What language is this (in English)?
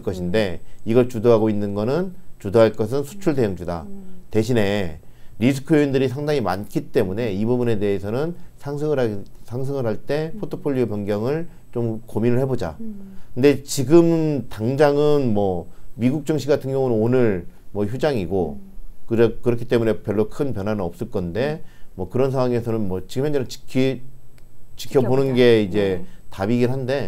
Korean